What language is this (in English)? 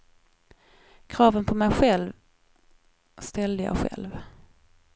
Swedish